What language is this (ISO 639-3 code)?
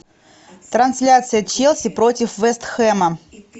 rus